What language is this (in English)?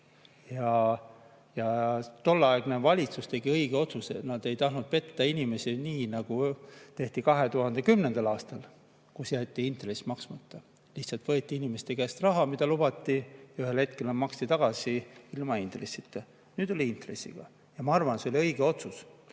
Estonian